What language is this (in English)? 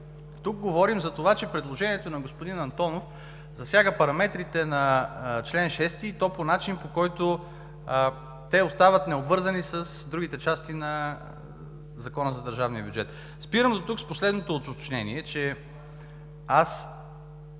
Bulgarian